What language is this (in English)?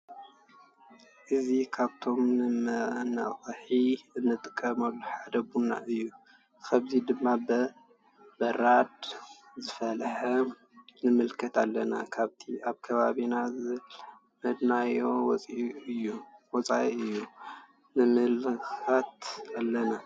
Tigrinya